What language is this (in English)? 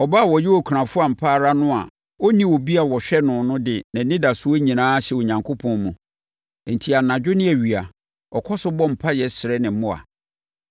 Akan